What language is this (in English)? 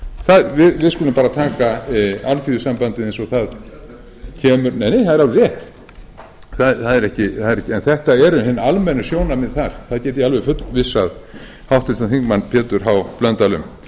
Icelandic